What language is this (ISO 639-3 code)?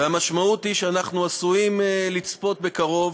heb